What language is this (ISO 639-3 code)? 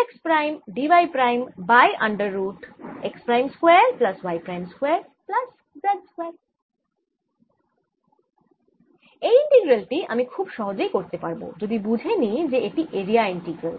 ben